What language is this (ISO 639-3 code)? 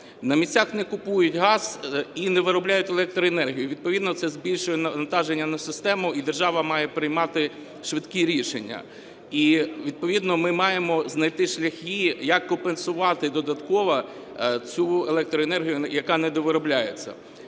ukr